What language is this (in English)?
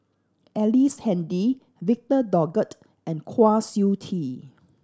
English